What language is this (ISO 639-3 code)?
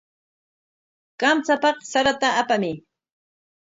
qwa